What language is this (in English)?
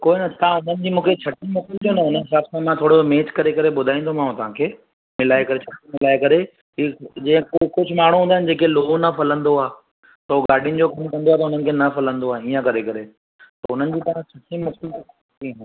Sindhi